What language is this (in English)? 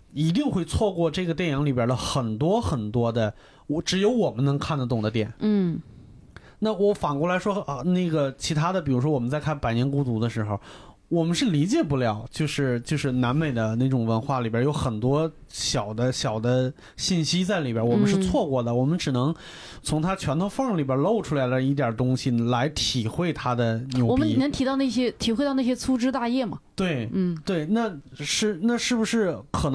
Chinese